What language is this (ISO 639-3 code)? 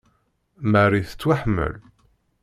kab